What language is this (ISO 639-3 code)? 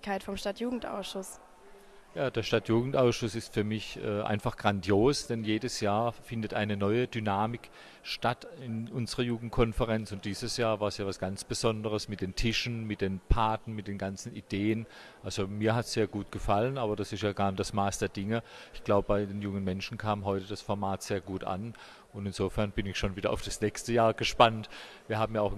deu